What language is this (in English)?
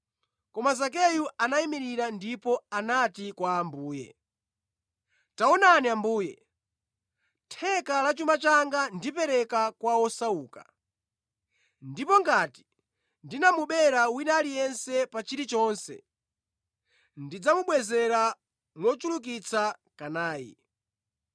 Nyanja